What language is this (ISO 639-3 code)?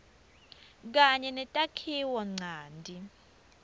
ssw